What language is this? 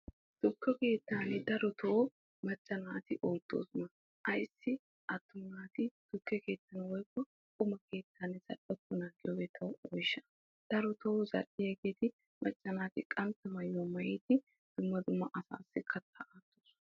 Wolaytta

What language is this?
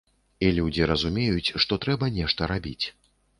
Belarusian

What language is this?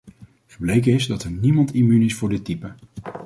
Dutch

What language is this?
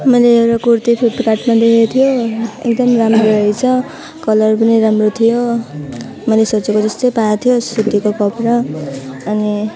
Nepali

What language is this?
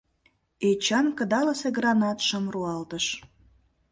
Mari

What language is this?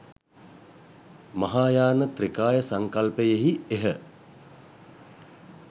Sinhala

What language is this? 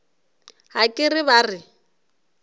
Northern Sotho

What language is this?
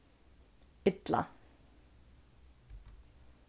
Faroese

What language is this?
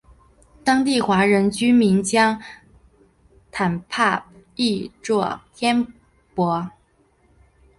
Chinese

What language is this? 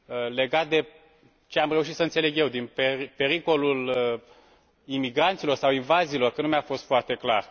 Romanian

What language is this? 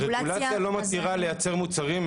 Hebrew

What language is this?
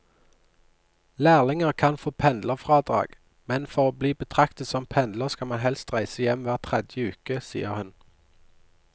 Norwegian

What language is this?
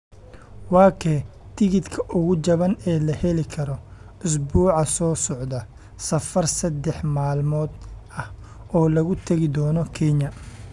Somali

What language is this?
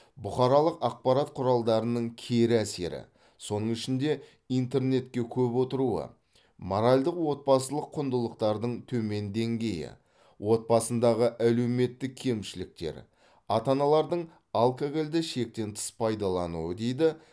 Kazakh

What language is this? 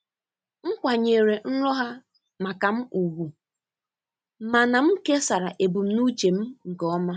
Igbo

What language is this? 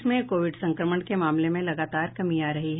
Hindi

